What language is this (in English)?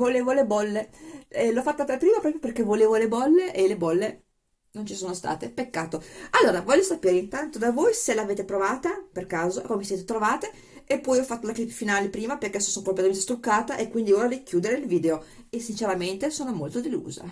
Italian